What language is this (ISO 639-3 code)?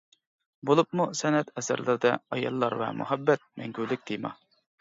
uig